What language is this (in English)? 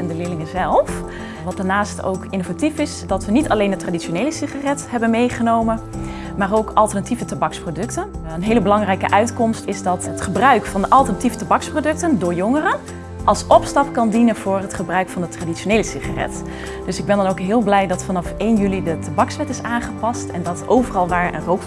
Dutch